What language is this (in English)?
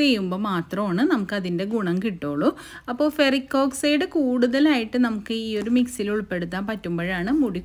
Arabic